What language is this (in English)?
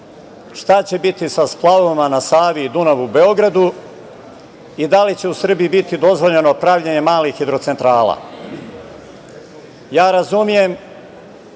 Serbian